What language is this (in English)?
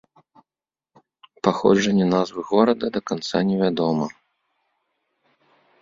Belarusian